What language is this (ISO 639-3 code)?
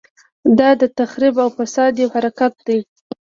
pus